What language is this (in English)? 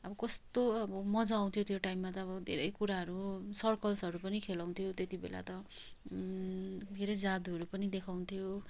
Nepali